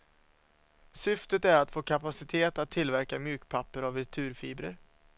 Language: Swedish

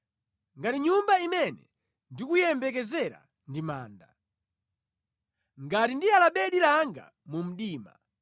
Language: Nyanja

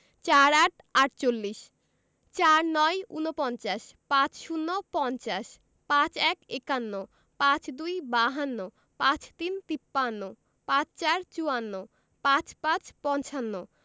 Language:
Bangla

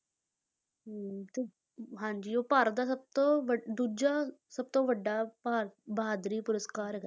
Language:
Punjabi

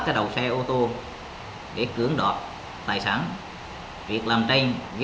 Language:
Vietnamese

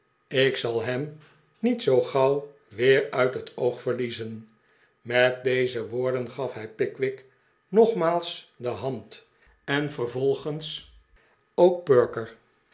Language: Dutch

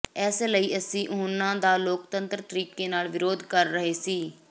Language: Punjabi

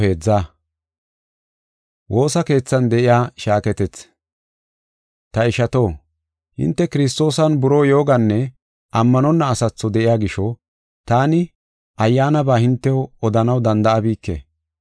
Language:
Gofa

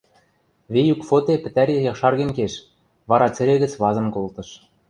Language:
Western Mari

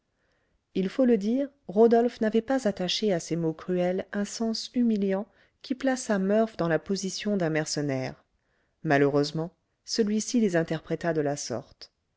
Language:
French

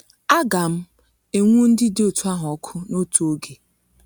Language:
Igbo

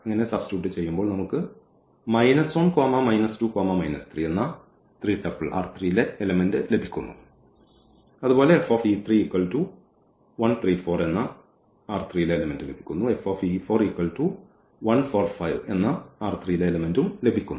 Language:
Malayalam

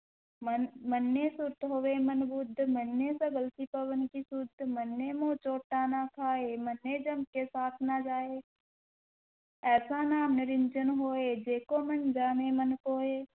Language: Punjabi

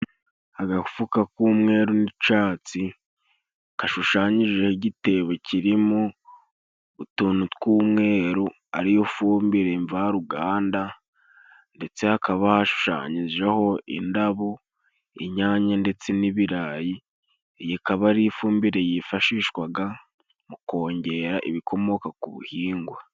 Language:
Kinyarwanda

